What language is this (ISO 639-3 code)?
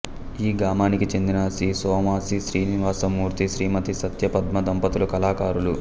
tel